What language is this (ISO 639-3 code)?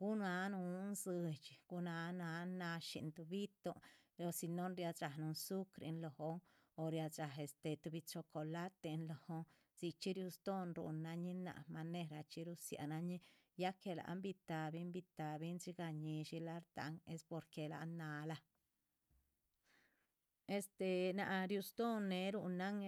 zpv